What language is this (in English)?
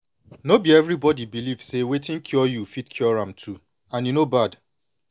Nigerian Pidgin